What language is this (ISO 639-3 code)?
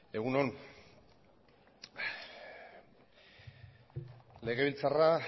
eus